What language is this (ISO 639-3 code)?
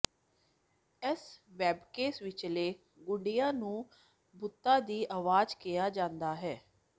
pan